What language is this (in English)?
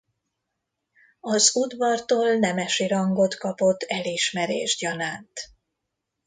Hungarian